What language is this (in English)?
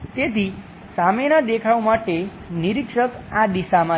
Gujarati